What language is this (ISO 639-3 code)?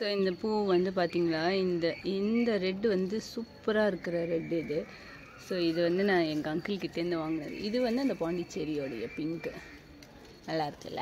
tam